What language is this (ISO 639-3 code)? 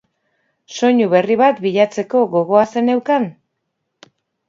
eus